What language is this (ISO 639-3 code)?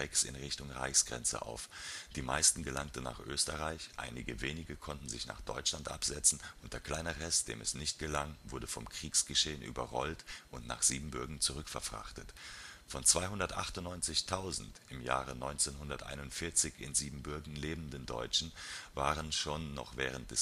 deu